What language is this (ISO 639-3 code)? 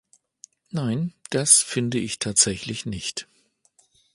deu